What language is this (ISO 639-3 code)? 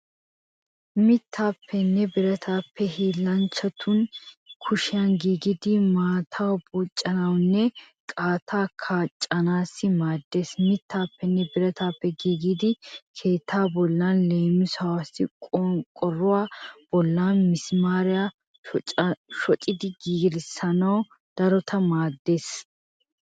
wal